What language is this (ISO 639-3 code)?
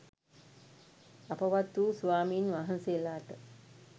sin